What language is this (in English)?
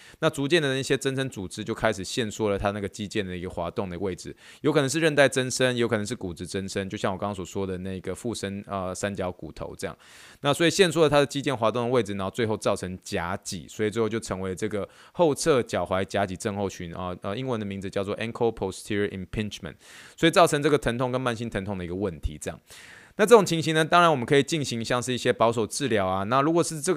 Chinese